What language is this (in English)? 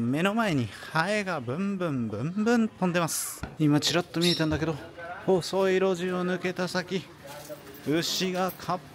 Japanese